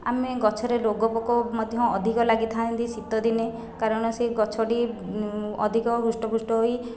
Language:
Odia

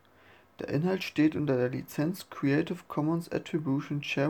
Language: German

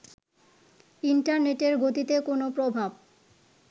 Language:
Bangla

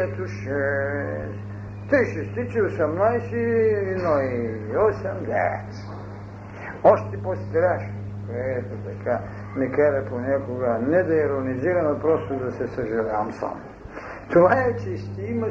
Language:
Bulgarian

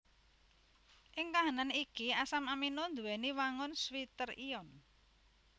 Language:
Javanese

